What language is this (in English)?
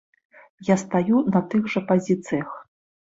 Belarusian